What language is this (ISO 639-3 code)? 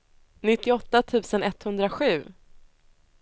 swe